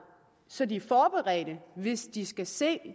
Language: Danish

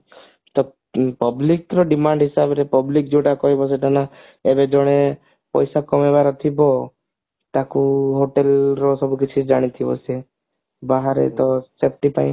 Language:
Odia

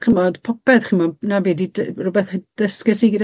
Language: Welsh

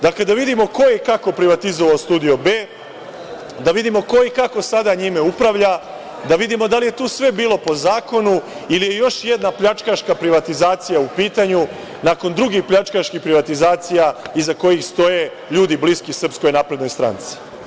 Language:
Serbian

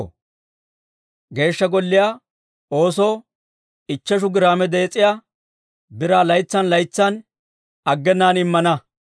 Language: Dawro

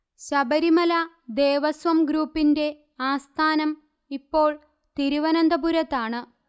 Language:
Malayalam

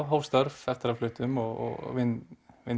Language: Icelandic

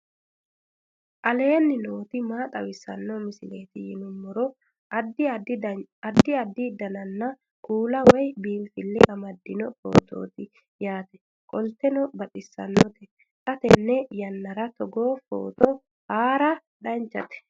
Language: Sidamo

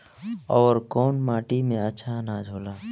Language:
Bhojpuri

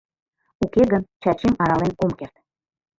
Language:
Mari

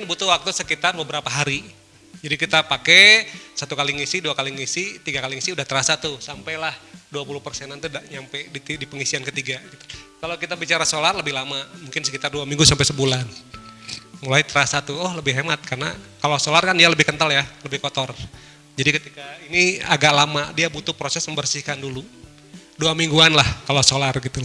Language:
Indonesian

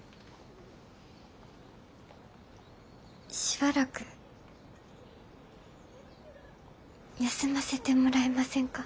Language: Japanese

